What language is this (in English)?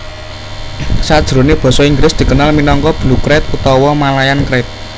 Javanese